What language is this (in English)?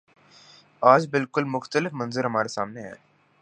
Urdu